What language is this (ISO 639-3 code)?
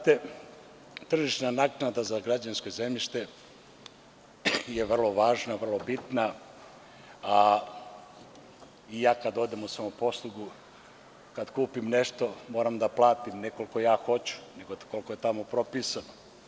srp